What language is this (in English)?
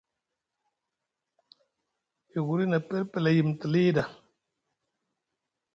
Musgu